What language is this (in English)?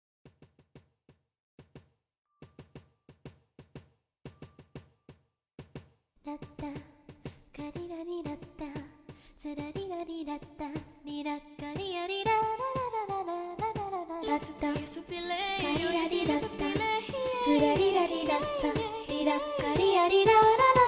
Romanian